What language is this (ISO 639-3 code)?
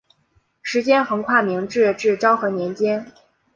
zho